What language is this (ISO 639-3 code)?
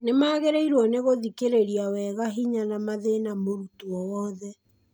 kik